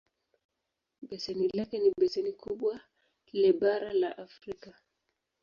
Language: Swahili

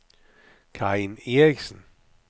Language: Danish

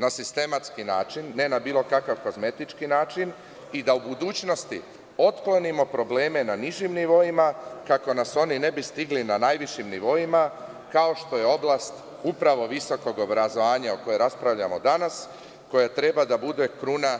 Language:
Serbian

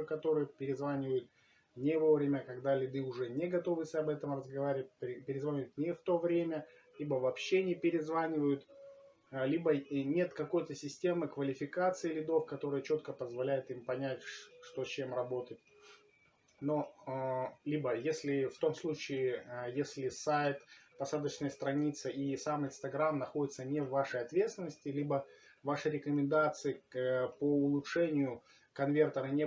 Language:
Russian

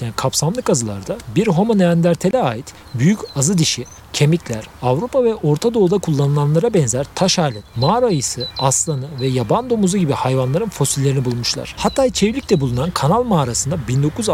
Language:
Turkish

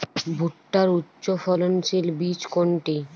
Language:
Bangla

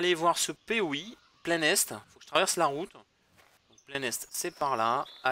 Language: French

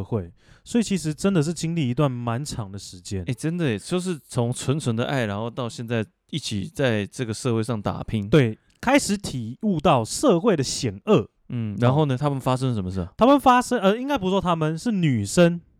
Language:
Chinese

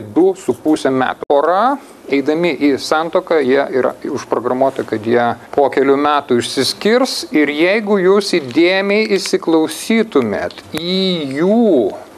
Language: Lithuanian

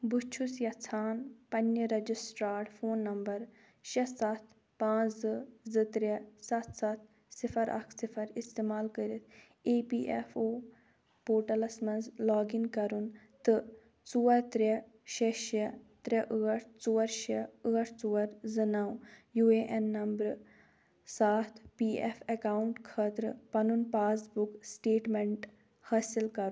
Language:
Kashmiri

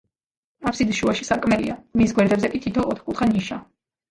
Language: Georgian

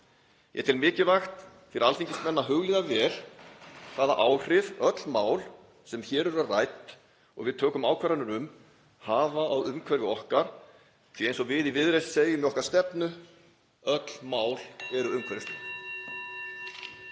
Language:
Icelandic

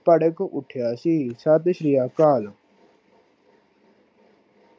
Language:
Punjabi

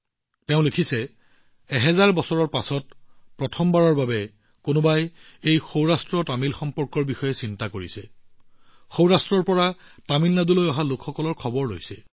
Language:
Assamese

